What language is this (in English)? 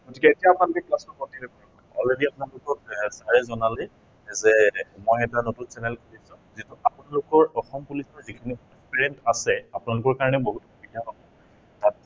Assamese